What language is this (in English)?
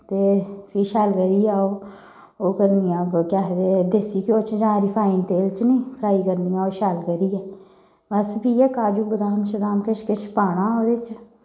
Dogri